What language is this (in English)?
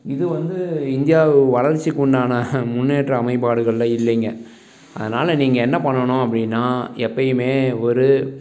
Tamil